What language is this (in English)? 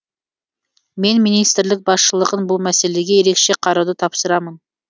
Kazakh